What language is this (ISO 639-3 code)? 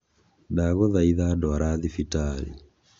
kik